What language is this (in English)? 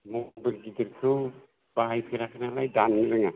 Bodo